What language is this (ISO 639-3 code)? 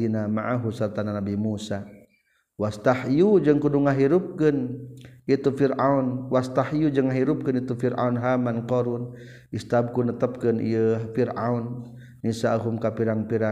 msa